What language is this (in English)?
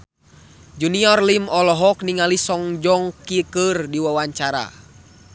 Sundanese